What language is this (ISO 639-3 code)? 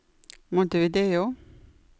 nor